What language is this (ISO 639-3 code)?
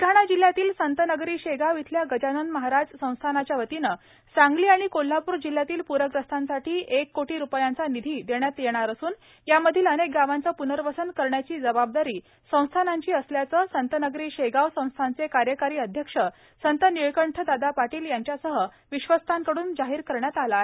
mar